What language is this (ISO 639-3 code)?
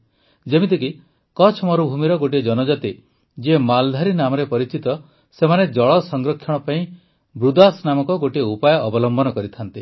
ori